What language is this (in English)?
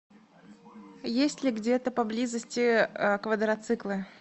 Russian